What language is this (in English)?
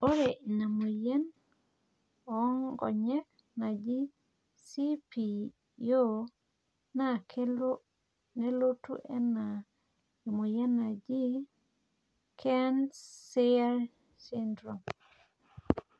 Masai